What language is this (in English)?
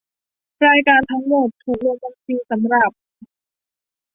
Thai